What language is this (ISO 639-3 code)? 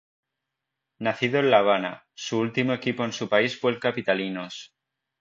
spa